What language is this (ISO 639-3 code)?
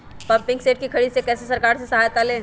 mag